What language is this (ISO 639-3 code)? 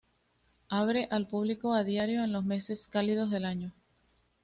spa